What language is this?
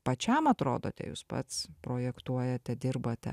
Lithuanian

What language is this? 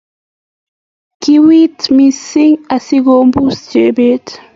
Kalenjin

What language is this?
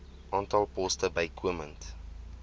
Afrikaans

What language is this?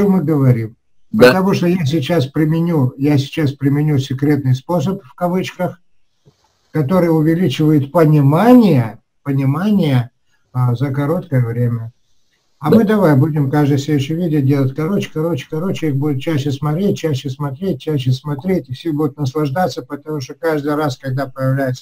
Russian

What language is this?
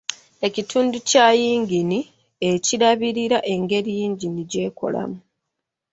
Ganda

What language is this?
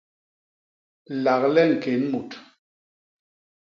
Basaa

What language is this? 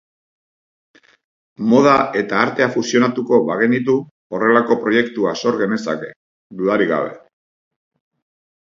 Basque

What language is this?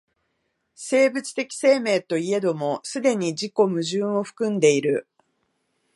Japanese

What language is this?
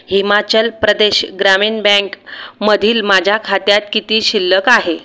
Marathi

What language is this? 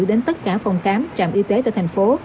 Vietnamese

